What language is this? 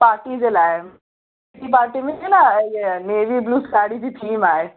Sindhi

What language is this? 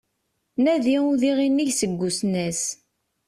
Kabyle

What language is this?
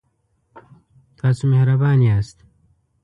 Pashto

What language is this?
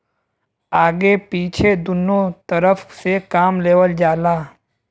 Bhojpuri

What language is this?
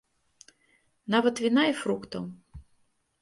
Belarusian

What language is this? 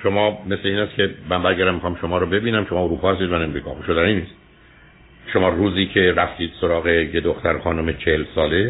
Persian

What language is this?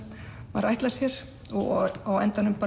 Icelandic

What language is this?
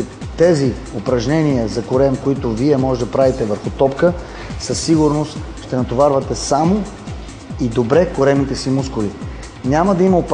Bulgarian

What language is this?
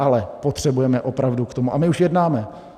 Czech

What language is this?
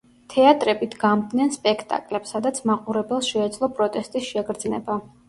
Georgian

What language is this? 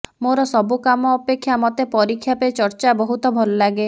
Odia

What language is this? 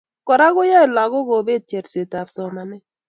Kalenjin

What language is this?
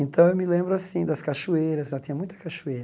Portuguese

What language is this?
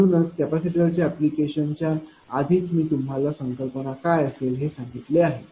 Marathi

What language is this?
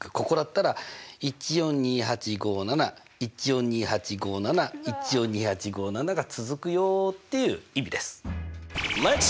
Japanese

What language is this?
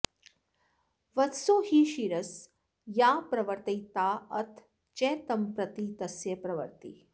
Sanskrit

